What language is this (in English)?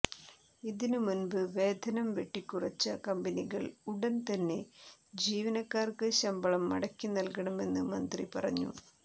Malayalam